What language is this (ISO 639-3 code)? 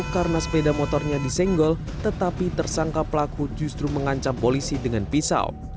ind